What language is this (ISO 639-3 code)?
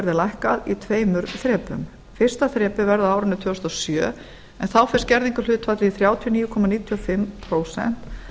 isl